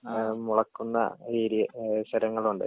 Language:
Malayalam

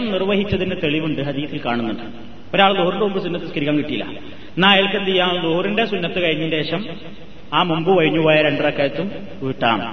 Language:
Malayalam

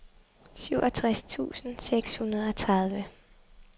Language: Danish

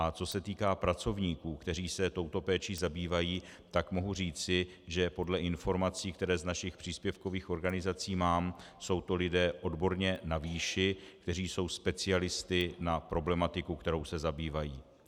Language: Czech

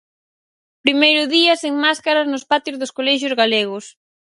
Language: Galician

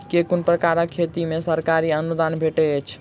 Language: Maithili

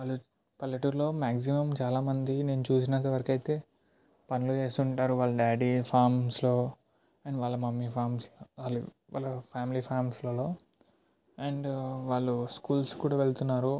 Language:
Telugu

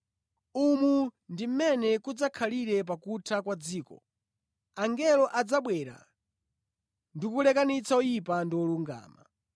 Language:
Nyanja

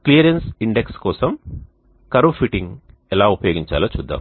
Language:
Telugu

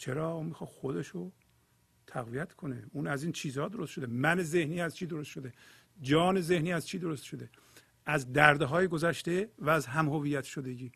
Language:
Persian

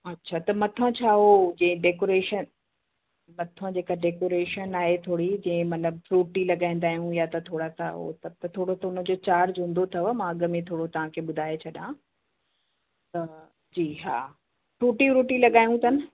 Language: Sindhi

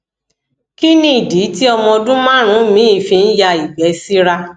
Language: Yoruba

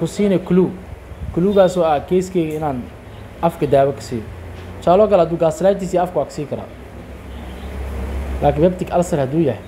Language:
Arabic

